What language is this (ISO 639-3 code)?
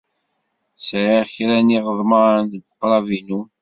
kab